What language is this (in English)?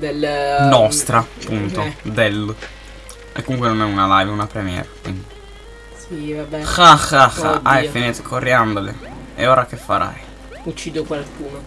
Italian